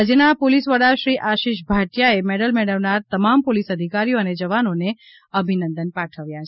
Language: Gujarati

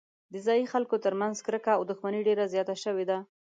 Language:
Pashto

